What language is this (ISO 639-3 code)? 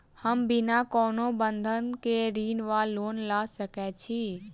mai